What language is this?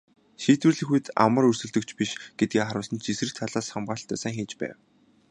Mongolian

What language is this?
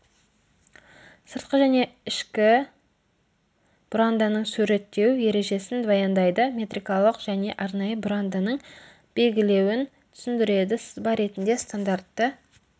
Kazakh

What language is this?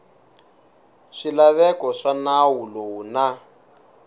Tsonga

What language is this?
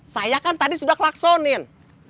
Indonesian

